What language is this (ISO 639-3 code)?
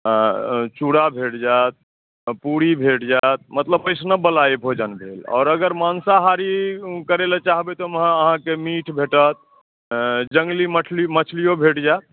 mai